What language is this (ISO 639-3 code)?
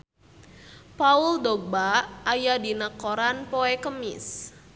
sun